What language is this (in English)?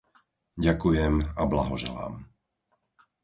Slovak